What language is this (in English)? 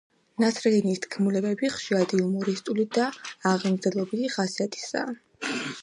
Georgian